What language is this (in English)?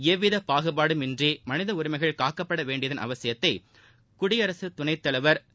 Tamil